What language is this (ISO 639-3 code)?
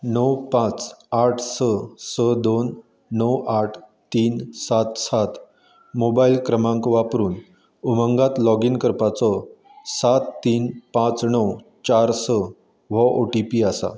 kok